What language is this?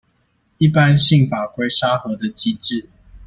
Chinese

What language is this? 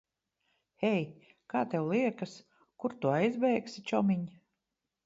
Latvian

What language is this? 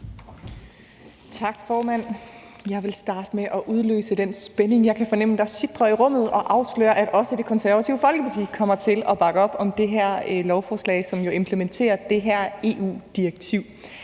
Danish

